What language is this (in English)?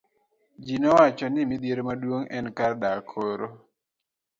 Luo (Kenya and Tanzania)